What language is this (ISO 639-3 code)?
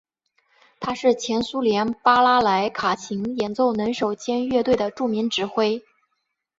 zho